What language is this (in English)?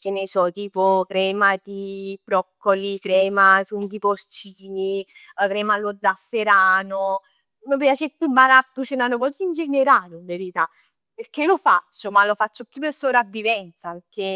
Neapolitan